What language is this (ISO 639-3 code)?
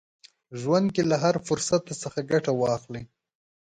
pus